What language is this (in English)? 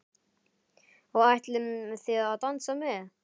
Icelandic